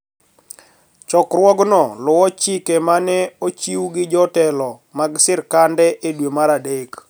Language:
Luo (Kenya and Tanzania)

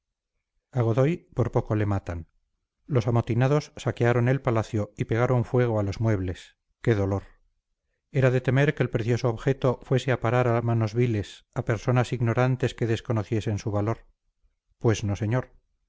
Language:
Spanish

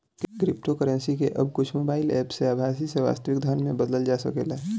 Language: Bhojpuri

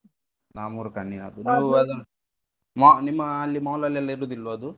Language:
Kannada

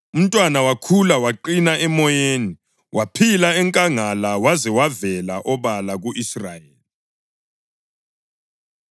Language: North Ndebele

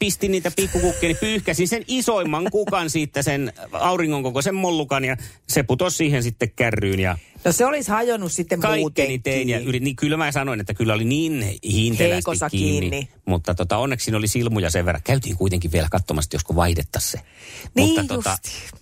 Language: Finnish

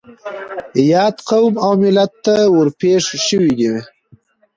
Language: Pashto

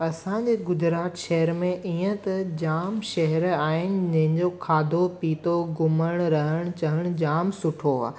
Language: Sindhi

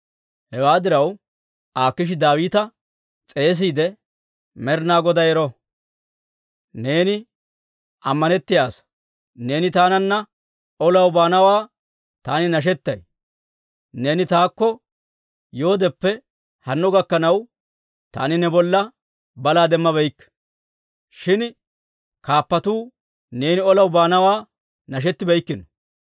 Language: Dawro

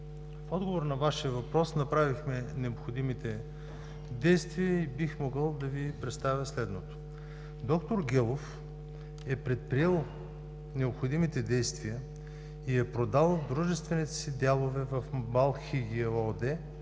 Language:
Bulgarian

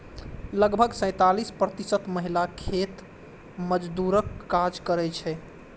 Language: Maithili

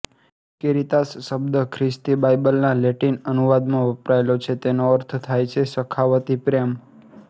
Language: Gujarati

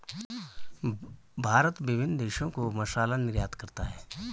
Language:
Hindi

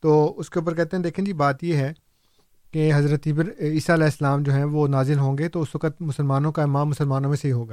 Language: Urdu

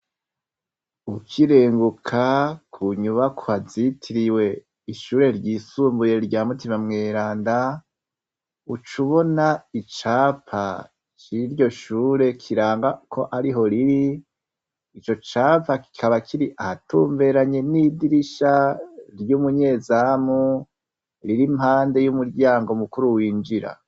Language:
Rundi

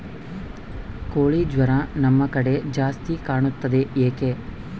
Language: Kannada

